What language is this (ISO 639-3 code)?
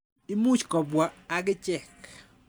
kln